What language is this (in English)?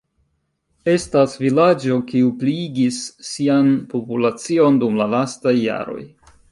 Esperanto